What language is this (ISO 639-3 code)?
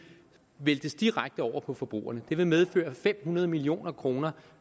dan